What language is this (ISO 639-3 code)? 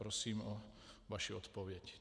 ces